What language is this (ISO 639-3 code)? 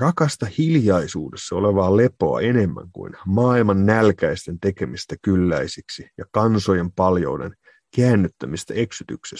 fin